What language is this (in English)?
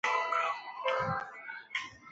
Chinese